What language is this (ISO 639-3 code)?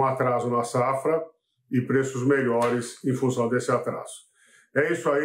por